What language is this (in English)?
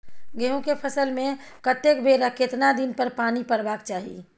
Maithili